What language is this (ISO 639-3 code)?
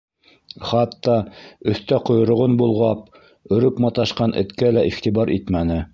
bak